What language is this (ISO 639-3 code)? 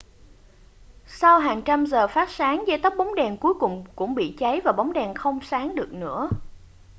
vie